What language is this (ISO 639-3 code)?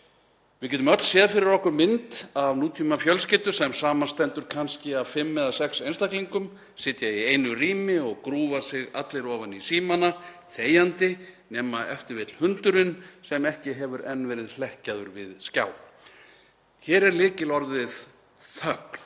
isl